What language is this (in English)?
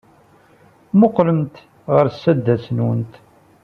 Kabyle